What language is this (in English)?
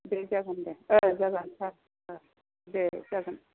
Bodo